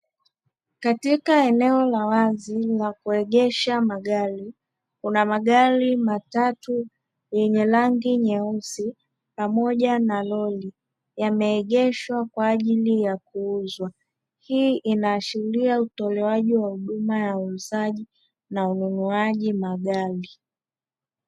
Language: Swahili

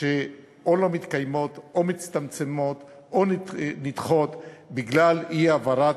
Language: Hebrew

